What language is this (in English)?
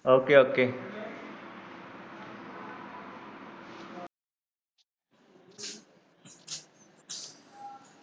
Punjabi